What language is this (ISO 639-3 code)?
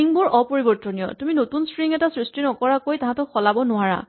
asm